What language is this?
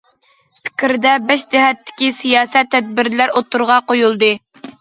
Uyghur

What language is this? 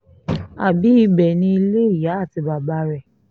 Yoruba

